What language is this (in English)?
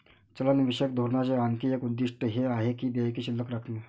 Marathi